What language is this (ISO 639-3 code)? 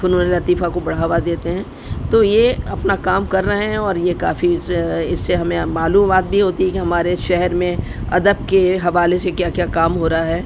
urd